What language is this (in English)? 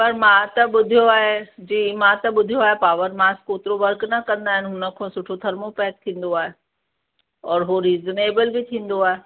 Sindhi